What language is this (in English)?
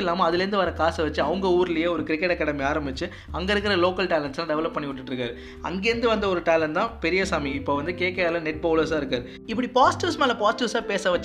Tamil